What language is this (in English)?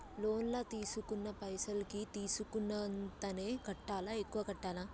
Telugu